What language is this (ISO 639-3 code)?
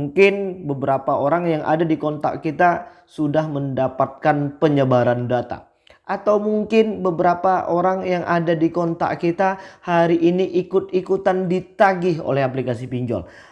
ind